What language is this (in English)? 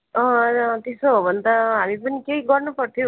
Nepali